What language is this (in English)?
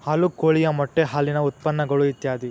Kannada